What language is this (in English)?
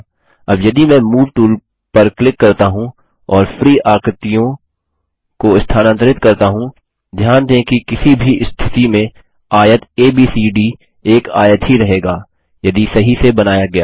Hindi